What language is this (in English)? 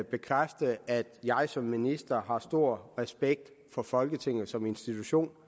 Danish